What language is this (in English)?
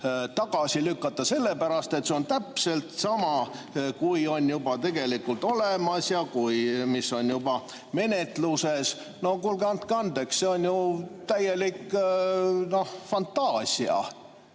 Estonian